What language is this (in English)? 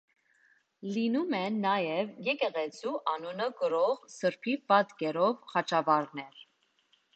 Armenian